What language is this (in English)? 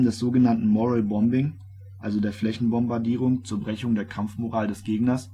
German